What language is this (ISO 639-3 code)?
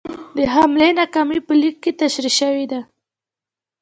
pus